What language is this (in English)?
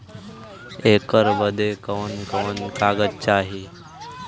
Bhojpuri